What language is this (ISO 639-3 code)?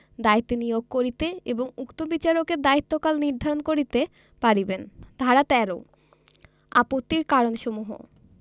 ben